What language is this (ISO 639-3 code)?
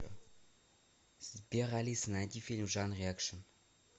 rus